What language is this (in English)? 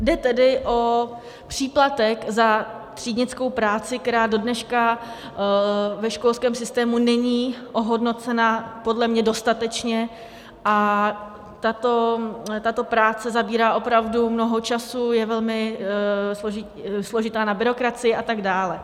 Czech